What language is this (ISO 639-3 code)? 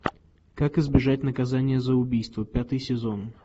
rus